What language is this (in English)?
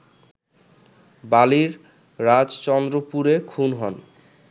Bangla